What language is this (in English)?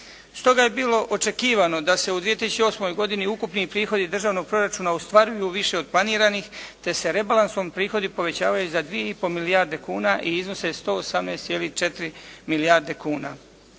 Croatian